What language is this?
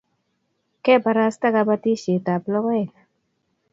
Kalenjin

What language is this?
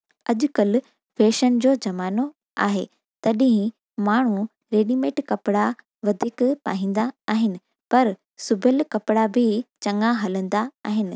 Sindhi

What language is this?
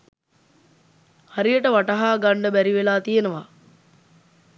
Sinhala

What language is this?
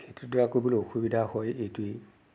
Assamese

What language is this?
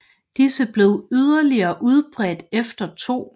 Danish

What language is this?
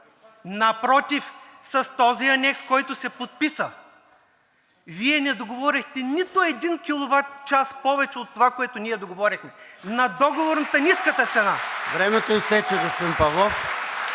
Bulgarian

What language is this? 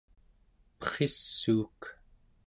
Central Yupik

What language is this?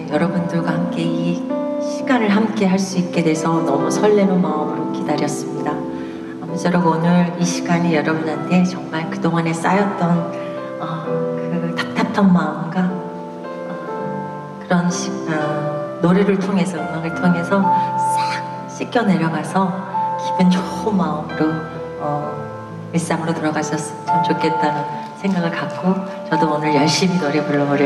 Korean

